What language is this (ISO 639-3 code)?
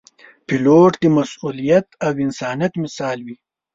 pus